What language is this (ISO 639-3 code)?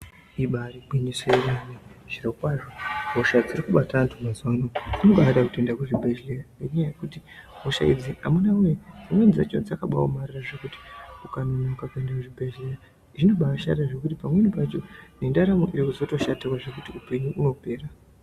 ndc